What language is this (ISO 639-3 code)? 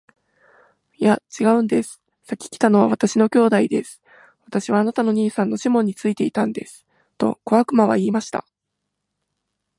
jpn